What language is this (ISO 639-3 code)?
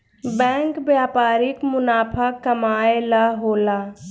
bho